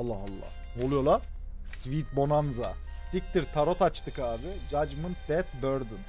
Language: Turkish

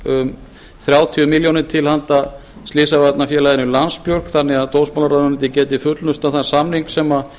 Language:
Icelandic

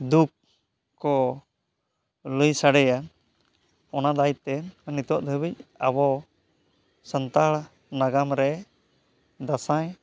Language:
Santali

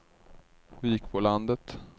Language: Swedish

